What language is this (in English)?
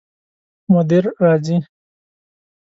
Pashto